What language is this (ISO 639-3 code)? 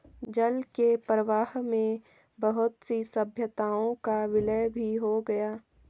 hin